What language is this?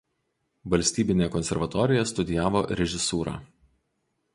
Lithuanian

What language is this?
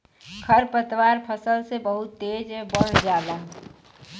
Bhojpuri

